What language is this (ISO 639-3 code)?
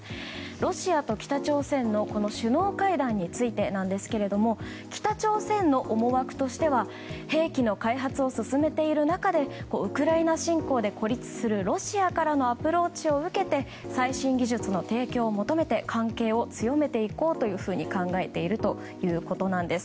jpn